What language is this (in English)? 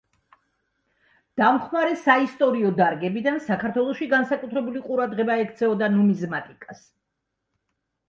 Georgian